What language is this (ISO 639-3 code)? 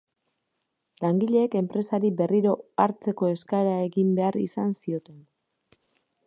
eus